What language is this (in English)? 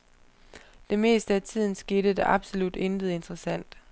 Danish